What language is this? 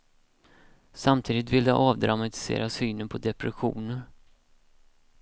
Swedish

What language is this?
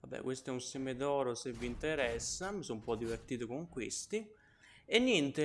Italian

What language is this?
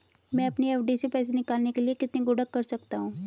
Hindi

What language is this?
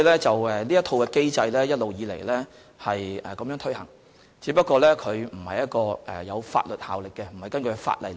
Cantonese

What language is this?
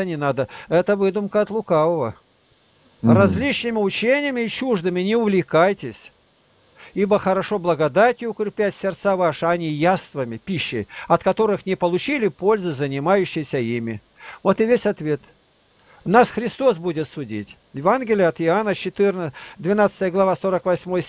Russian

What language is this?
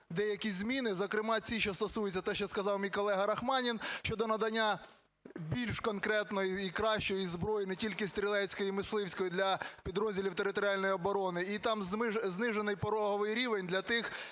Ukrainian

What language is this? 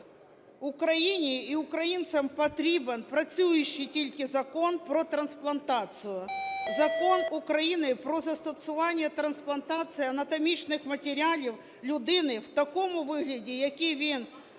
Ukrainian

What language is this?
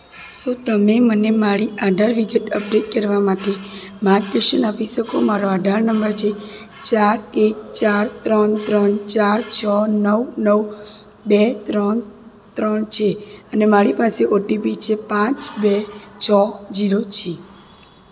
Gujarati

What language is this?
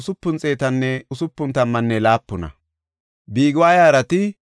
Gofa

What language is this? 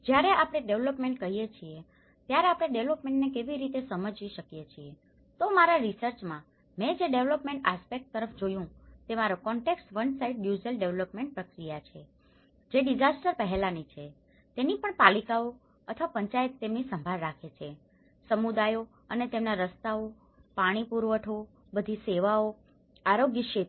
Gujarati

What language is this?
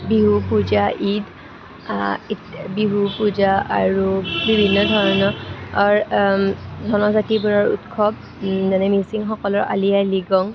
Assamese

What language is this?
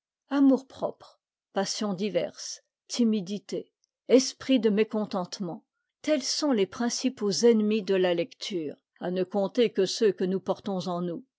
French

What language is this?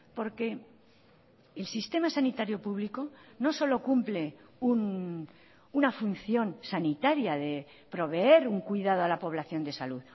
Spanish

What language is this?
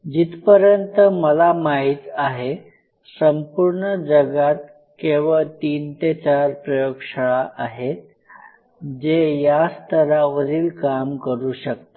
Marathi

